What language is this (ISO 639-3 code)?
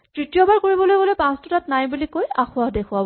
asm